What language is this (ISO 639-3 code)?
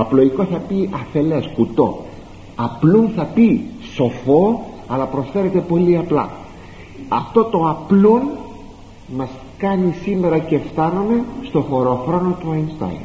ell